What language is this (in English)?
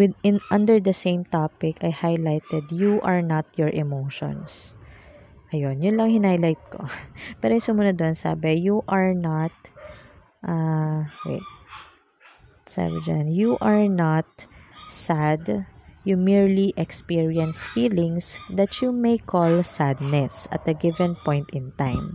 Filipino